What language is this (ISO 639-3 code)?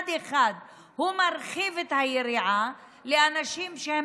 heb